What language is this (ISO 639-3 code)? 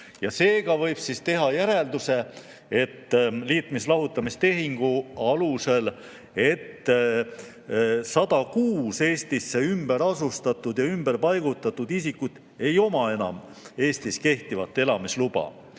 est